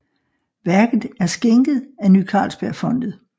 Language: Danish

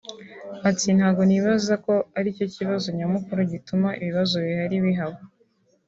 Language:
Kinyarwanda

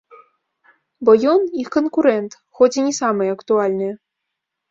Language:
Belarusian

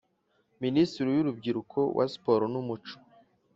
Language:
Kinyarwanda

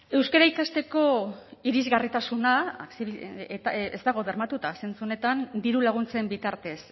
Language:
Basque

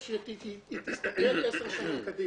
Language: Hebrew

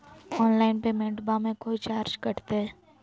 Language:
Magahi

